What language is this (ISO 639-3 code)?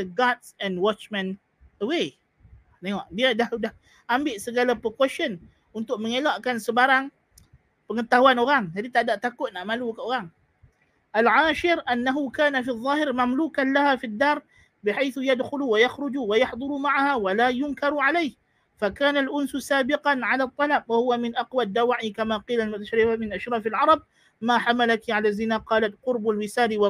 msa